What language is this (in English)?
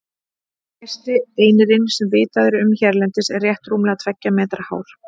Icelandic